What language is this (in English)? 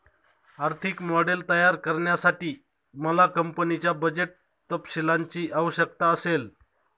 Marathi